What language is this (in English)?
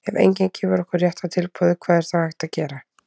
Icelandic